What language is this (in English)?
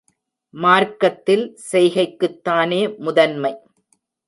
Tamil